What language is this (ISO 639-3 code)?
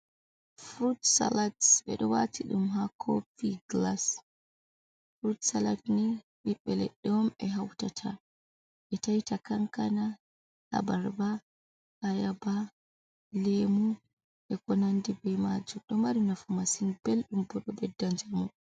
ful